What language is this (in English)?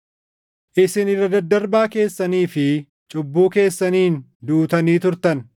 Oromo